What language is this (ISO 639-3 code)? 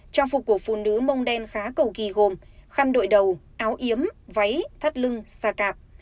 vie